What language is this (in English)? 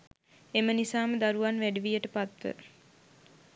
Sinhala